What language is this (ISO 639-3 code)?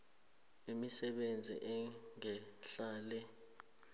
nbl